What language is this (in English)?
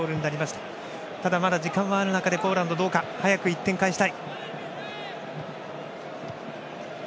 Japanese